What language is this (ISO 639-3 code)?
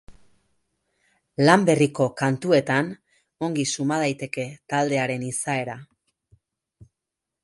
eus